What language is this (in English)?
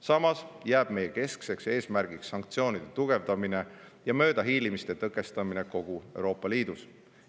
Estonian